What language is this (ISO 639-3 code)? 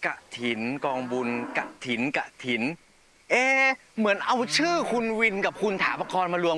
tha